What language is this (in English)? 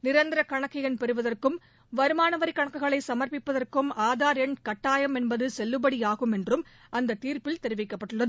Tamil